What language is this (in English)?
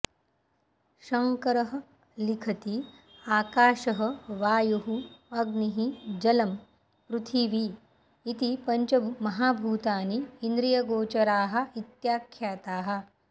Sanskrit